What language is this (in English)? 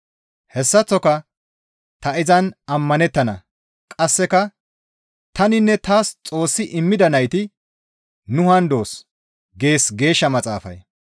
Gamo